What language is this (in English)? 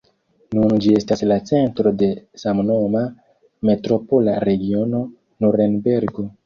Esperanto